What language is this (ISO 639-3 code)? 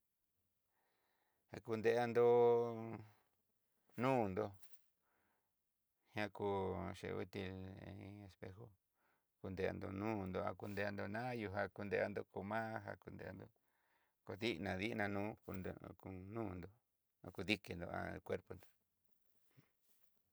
mxy